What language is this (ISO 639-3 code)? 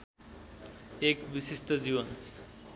nep